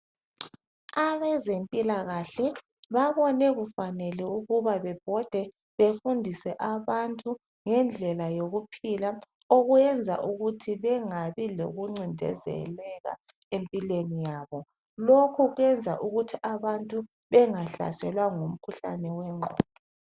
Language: North Ndebele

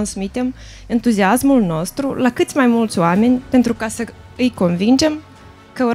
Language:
Romanian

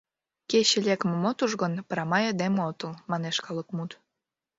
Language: Mari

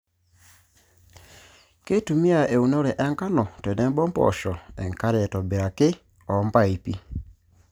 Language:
Masai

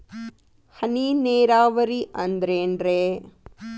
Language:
Kannada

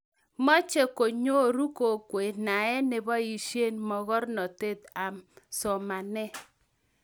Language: Kalenjin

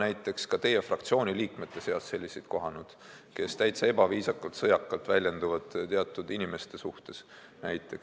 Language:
Estonian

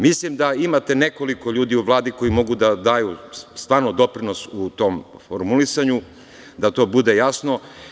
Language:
Serbian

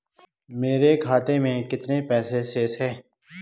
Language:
Hindi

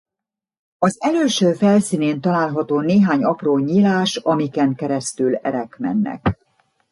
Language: Hungarian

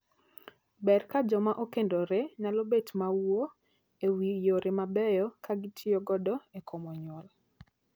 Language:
Luo (Kenya and Tanzania)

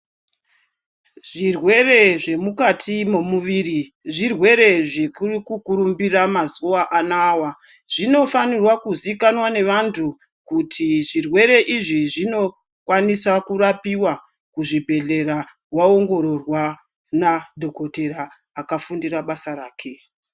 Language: Ndau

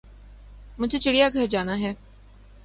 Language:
Urdu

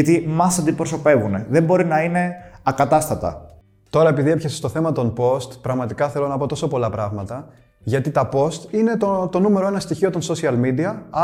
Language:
Greek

